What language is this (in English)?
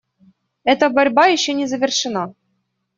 Russian